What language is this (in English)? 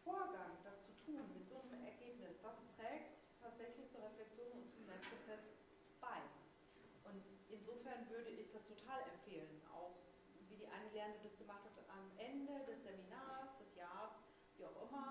German